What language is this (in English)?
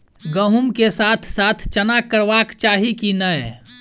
Maithili